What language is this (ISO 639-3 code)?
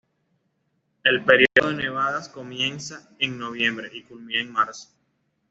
spa